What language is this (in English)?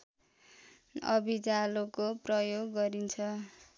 Nepali